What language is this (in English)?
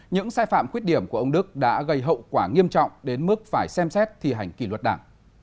Vietnamese